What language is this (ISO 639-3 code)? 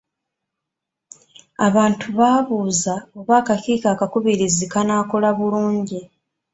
lug